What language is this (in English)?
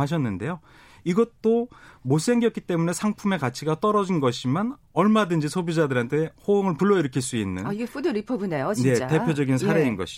Korean